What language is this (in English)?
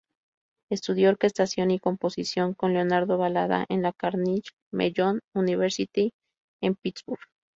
Spanish